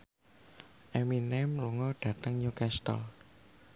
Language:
Javanese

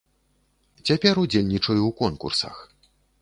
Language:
Belarusian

